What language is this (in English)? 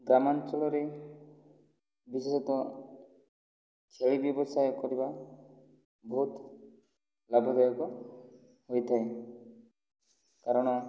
Odia